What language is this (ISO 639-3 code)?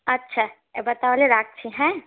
ben